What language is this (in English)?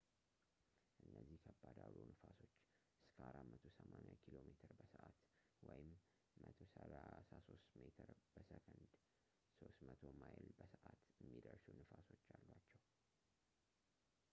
Amharic